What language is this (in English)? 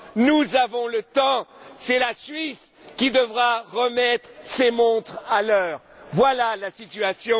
French